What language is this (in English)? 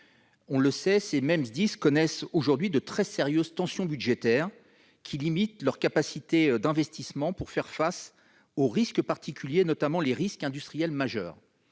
French